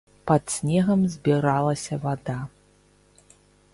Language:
Belarusian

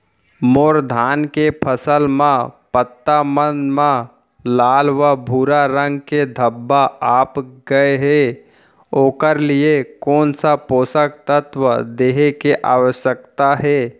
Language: Chhattisgarhi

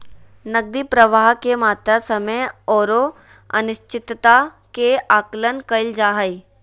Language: Magahi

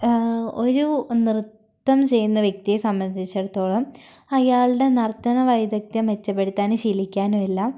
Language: Malayalam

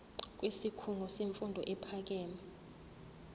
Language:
Zulu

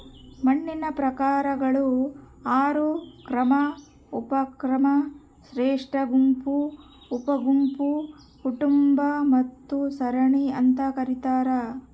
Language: Kannada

